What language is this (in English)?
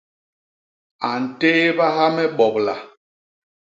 Basaa